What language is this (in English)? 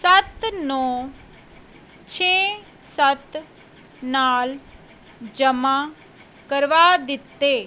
Punjabi